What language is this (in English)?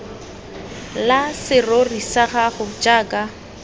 Tswana